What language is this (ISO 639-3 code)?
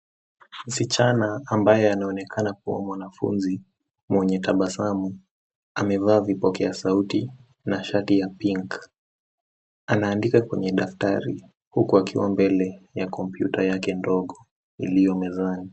swa